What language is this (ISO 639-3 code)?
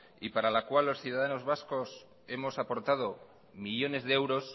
spa